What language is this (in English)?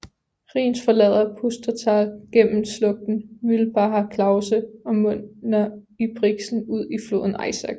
Danish